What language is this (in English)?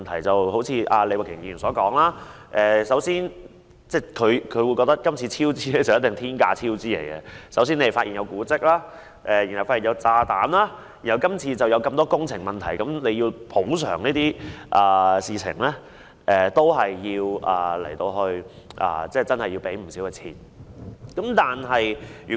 Cantonese